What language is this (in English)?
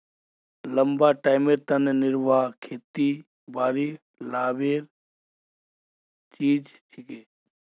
Magahi